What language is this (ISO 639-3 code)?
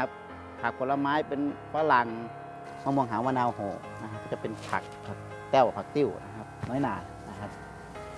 tha